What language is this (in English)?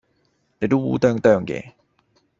Cantonese